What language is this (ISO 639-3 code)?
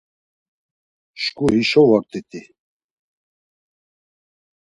lzz